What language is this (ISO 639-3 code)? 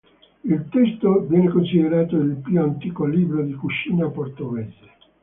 ita